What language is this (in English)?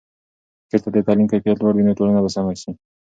Pashto